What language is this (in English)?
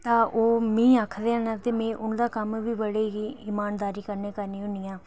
Dogri